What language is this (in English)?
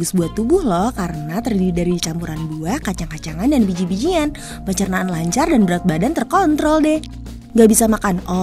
Indonesian